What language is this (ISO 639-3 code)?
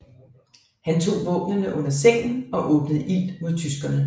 dan